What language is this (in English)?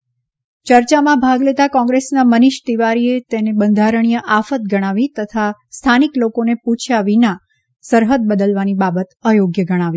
Gujarati